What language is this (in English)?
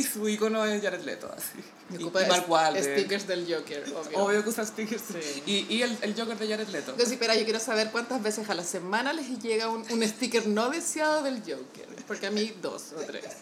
Spanish